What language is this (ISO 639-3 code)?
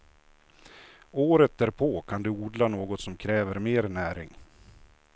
swe